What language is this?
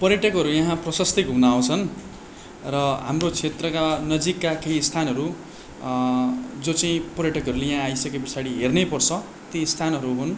Nepali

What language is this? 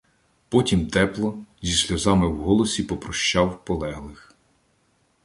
Ukrainian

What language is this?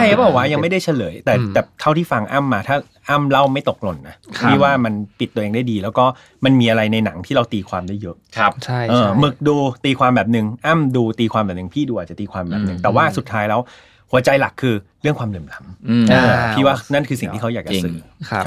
Thai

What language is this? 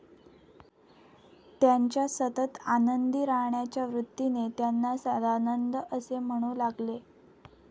Marathi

